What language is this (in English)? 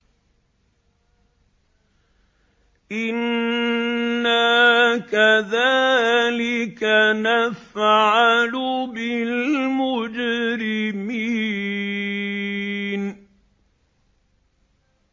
Arabic